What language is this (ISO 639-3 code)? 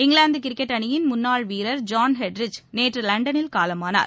tam